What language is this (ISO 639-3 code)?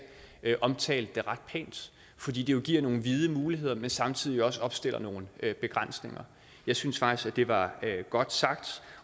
dan